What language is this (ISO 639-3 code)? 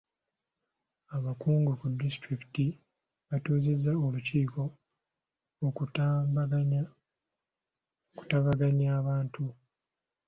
lug